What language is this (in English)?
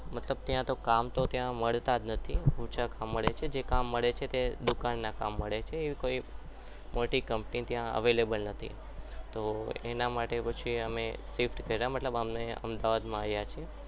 Gujarati